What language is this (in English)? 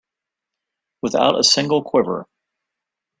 English